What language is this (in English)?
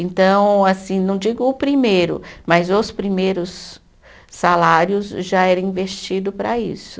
Portuguese